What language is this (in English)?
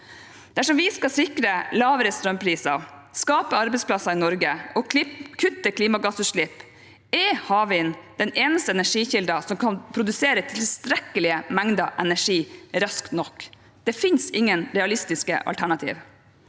Norwegian